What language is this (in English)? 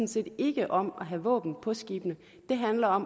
Danish